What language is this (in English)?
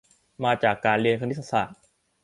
Thai